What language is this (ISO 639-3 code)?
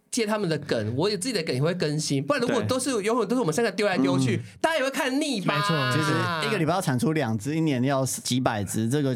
zho